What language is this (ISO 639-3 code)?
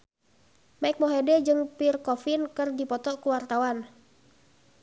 sun